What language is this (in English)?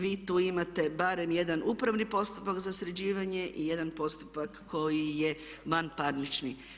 Croatian